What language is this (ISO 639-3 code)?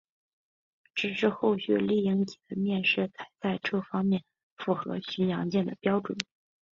zho